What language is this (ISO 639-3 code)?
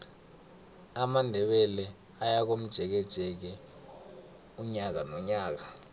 nbl